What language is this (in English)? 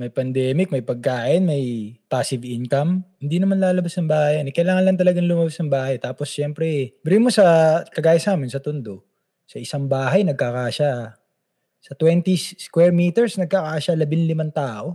Filipino